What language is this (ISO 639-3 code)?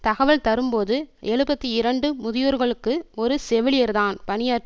tam